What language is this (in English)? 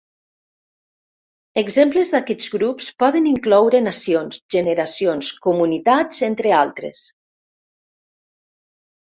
Catalan